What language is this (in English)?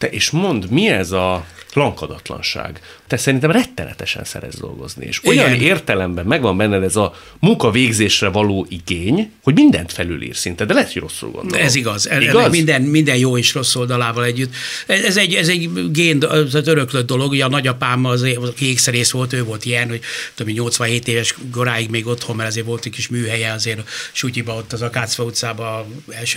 Hungarian